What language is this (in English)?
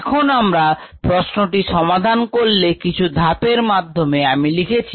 Bangla